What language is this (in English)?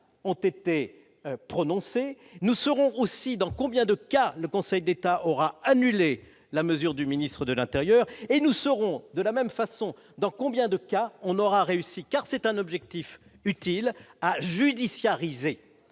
French